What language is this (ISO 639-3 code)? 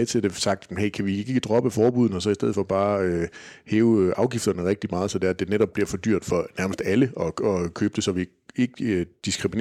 dan